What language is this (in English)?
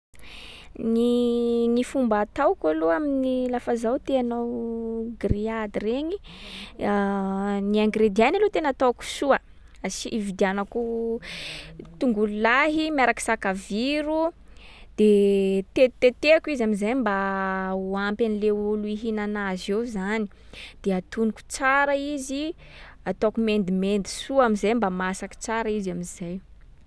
Sakalava Malagasy